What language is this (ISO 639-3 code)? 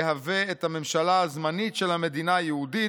heb